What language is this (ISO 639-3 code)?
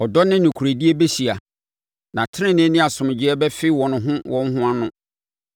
aka